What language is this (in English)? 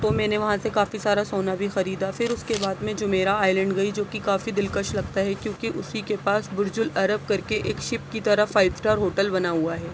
Urdu